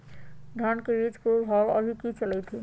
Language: Magahi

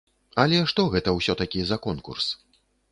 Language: Belarusian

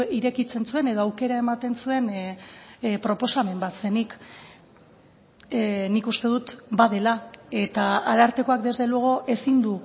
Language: Basque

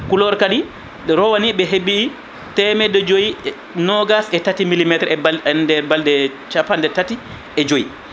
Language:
Fula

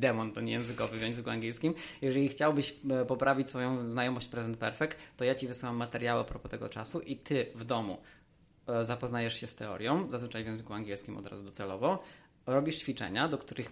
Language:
Polish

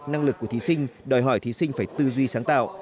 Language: Vietnamese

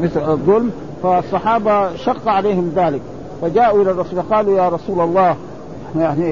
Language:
Arabic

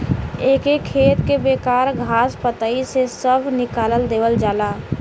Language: Bhojpuri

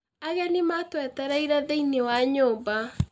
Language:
Kikuyu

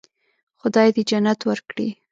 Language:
Pashto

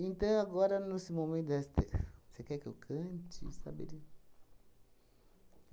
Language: Portuguese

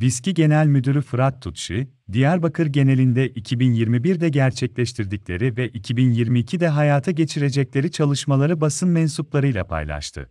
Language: Turkish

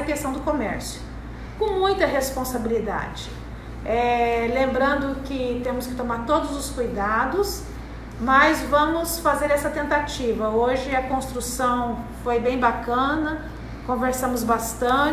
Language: Portuguese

